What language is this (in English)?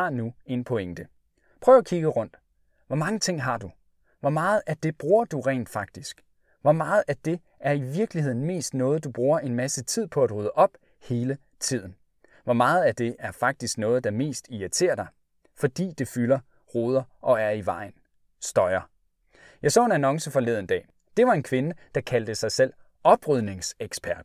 Danish